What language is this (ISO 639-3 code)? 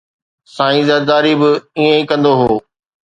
snd